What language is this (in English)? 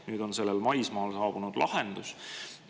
Estonian